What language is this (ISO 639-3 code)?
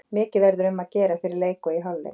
isl